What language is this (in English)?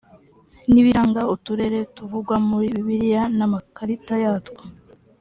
Kinyarwanda